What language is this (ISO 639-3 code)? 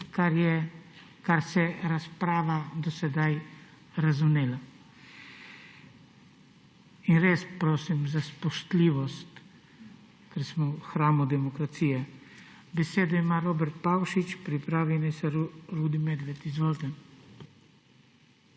slv